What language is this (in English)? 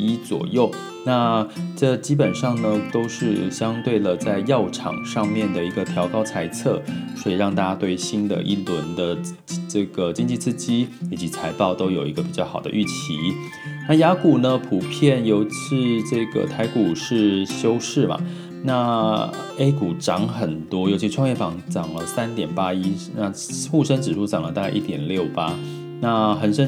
Chinese